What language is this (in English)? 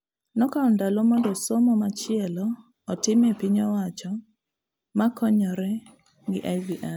Luo (Kenya and Tanzania)